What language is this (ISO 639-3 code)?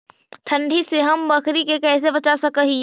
mag